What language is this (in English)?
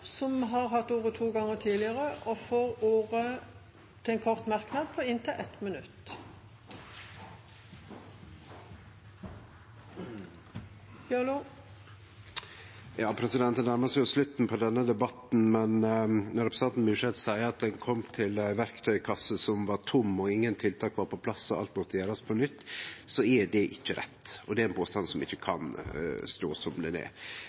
Norwegian